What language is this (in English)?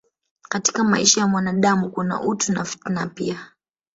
Swahili